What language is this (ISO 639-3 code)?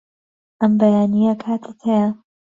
ckb